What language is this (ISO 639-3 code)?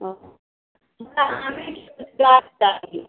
mai